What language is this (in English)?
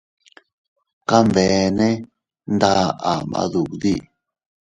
Teutila Cuicatec